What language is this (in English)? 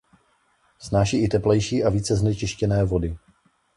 Czech